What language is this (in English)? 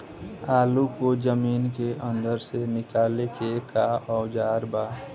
Bhojpuri